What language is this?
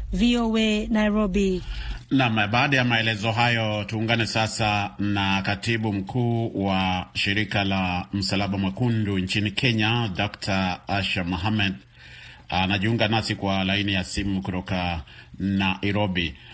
Swahili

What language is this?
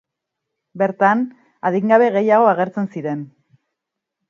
Basque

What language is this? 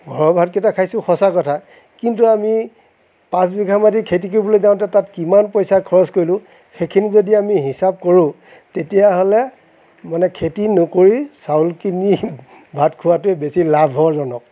Assamese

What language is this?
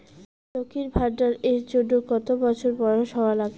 Bangla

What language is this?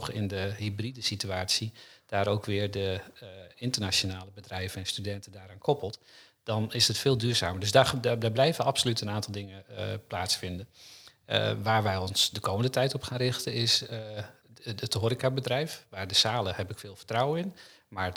Dutch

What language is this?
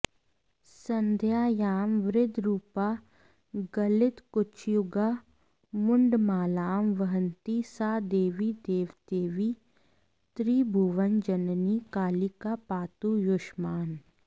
Sanskrit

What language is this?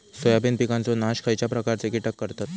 Marathi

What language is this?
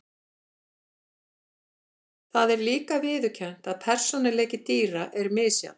Icelandic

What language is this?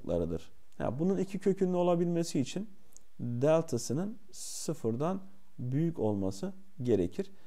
Turkish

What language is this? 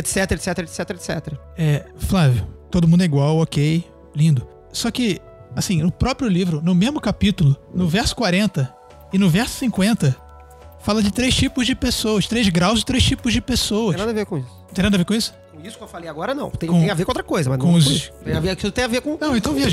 Portuguese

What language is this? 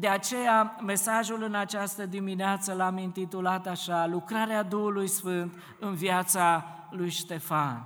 Romanian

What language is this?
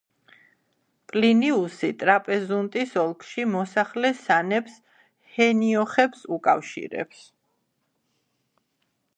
Georgian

